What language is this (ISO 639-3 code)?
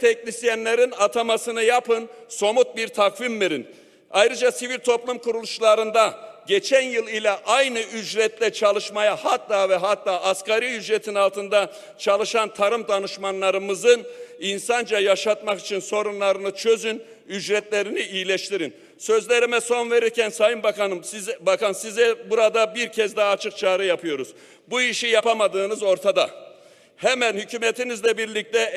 tur